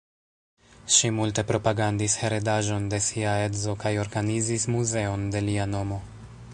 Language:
Esperanto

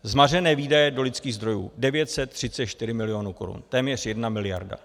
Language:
Czech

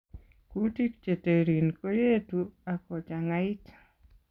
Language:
Kalenjin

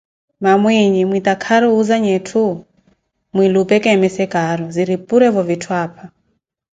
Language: Koti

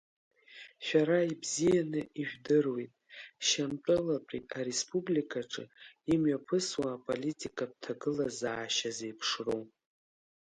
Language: Abkhazian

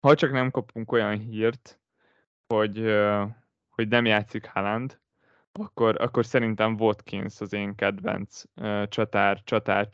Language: Hungarian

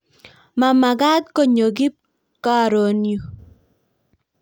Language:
Kalenjin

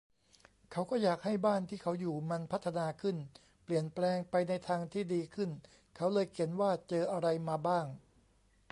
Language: Thai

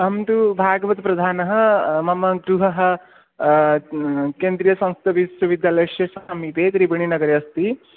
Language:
Sanskrit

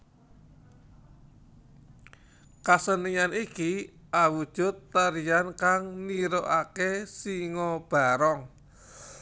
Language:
Javanese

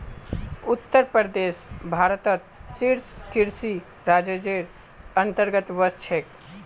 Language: Magahi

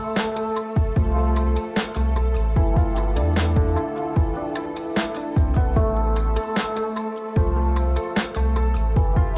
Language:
Indonesian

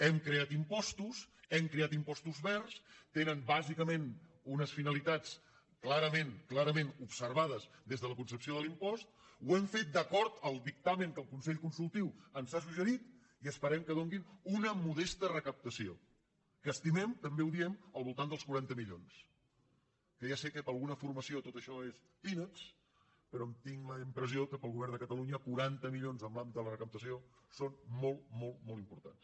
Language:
Catalan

